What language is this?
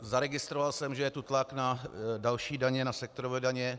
Czech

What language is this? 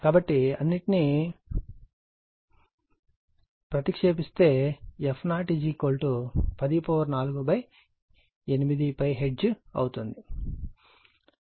Telugu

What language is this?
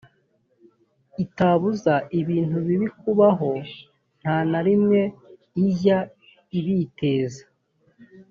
Kinyarwanda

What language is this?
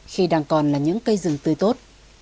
Vietnamese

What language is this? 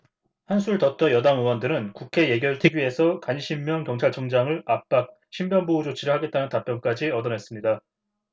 Korean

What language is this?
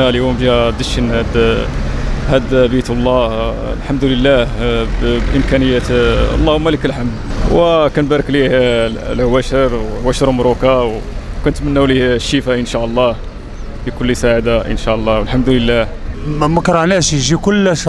Arabic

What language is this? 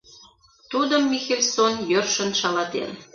Mari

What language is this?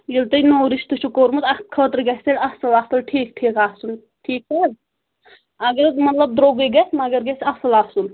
Kashmiri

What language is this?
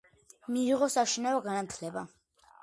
Georgian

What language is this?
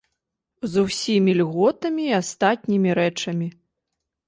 Belarusian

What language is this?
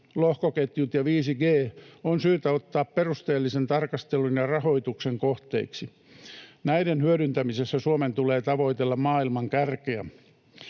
Finnish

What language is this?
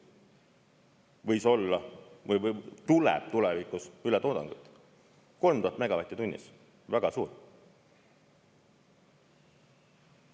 Estonian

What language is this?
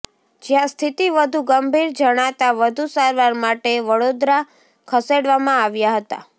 Gujarati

